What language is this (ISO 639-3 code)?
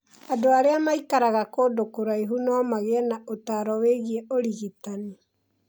kik